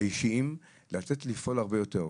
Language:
Hebrew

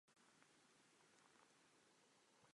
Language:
Czech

